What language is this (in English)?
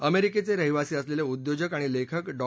Marathi